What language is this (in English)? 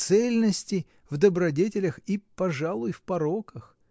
Russian